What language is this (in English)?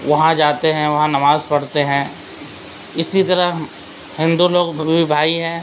Urdu